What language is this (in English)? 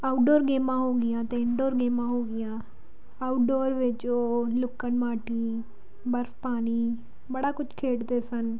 Punjabi